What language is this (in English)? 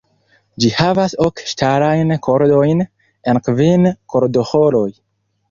Esperanto